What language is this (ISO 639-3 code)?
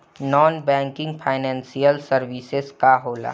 bho